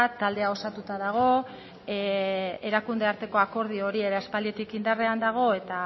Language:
Basque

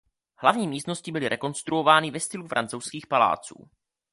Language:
Czech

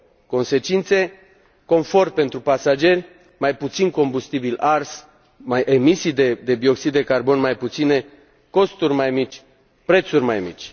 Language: Romanian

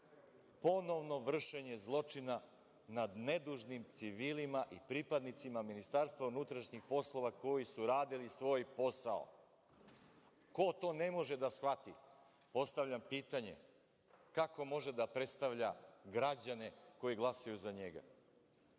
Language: Serbian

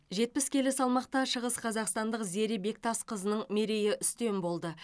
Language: Kazakh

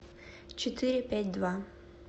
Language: Russian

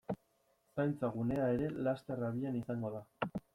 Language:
Basque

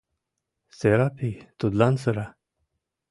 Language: Mari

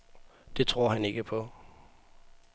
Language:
Danish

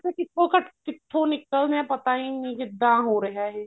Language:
Punjabi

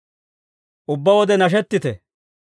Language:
Dawro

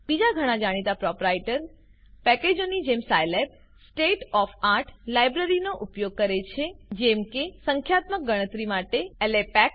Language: Gujarati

